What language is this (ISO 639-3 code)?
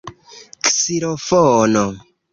epo